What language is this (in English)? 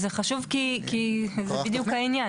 Hebrew